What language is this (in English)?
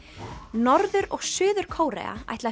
Icelandic